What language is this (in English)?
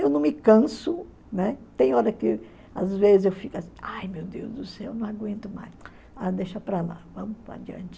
Portuguese